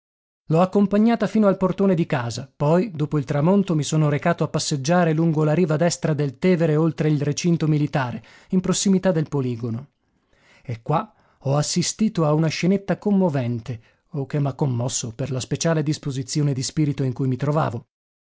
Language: Italian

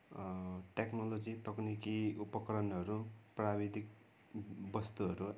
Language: Nepali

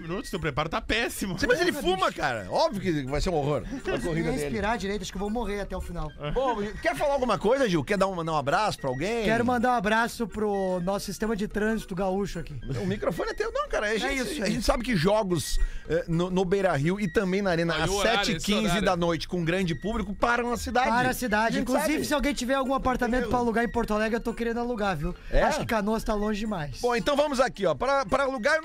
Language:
Portuguese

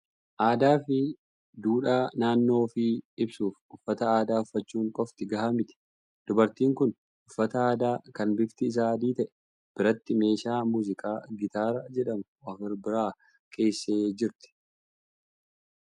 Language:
Oromo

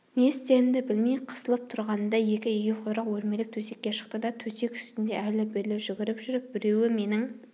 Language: Kazakh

